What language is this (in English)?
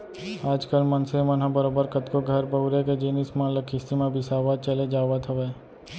Chhattisgarhi